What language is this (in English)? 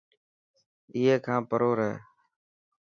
Dhatki